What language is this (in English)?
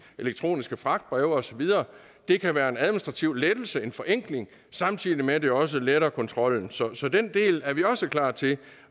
Danish